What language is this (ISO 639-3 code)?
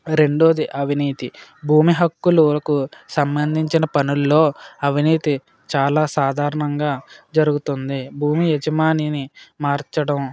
tel